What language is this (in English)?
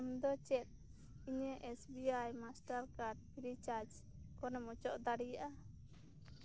Santali